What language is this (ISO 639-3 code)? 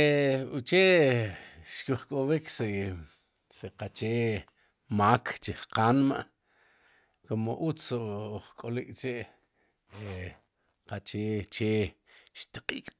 qum